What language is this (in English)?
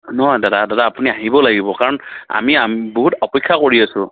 Assamese